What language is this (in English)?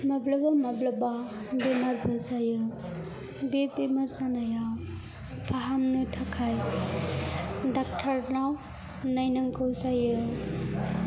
Bodo